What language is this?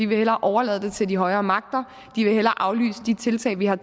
Danish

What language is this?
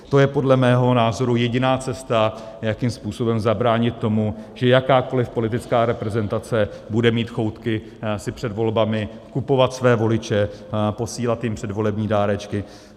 Czech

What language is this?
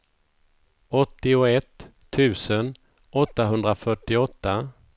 Swedish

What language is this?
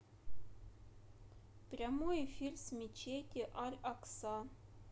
Russian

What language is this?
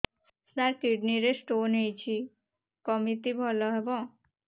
Odia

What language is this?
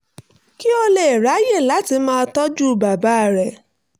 Yoruba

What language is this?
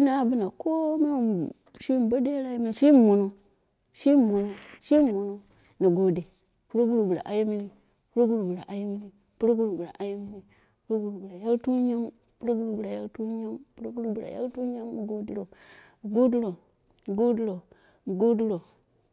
Dera (Nigeria)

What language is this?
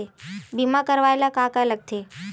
Chhattisgarhi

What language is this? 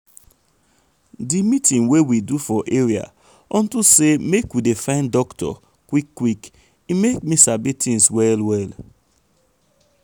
Nigerian Pidgin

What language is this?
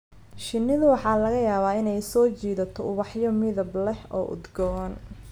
Somali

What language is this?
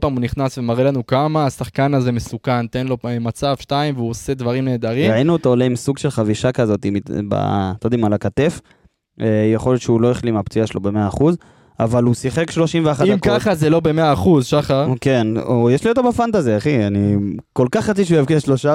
Hebrew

